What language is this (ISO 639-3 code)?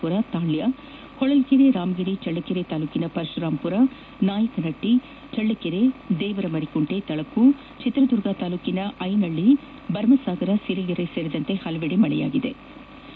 kan